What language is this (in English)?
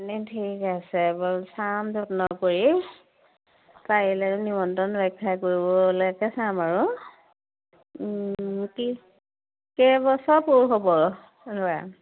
Assamese